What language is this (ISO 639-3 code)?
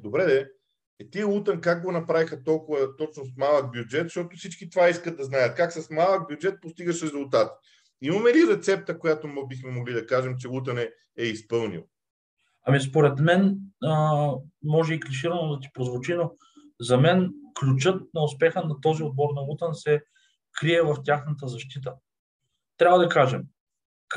bul